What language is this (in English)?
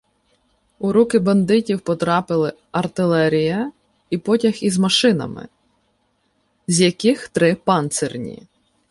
Ukrainian